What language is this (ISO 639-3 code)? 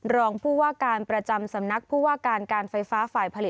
tha